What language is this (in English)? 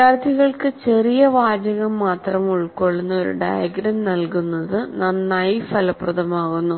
Malayalam